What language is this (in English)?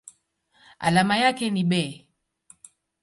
Swahili